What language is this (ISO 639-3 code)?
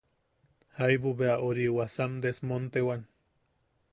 yaq